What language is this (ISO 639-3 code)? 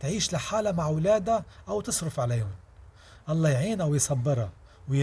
ara